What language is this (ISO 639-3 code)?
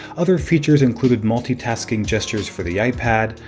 eng